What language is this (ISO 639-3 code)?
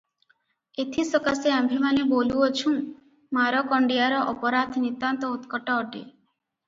ori